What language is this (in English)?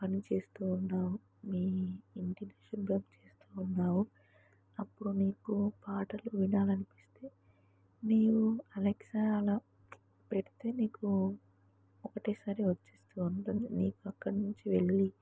Telugu